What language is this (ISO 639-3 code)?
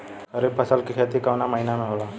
bho